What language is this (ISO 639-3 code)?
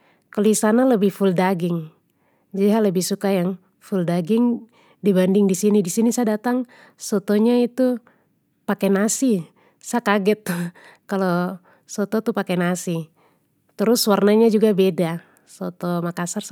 pmy